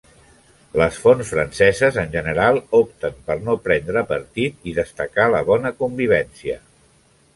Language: Catalan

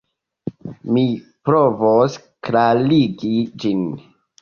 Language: Esperanto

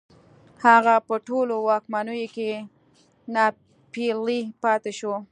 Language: Pashto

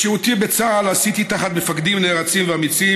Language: Hebrew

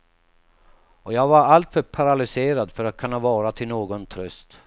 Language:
Swedish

